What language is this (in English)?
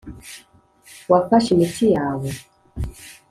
Kinyarwanda